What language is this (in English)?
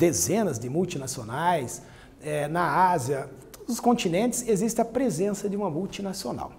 Portuguese